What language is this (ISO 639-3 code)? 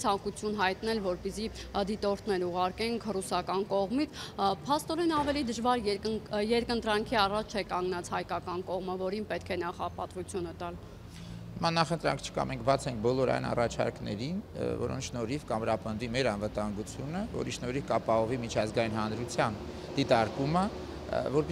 ron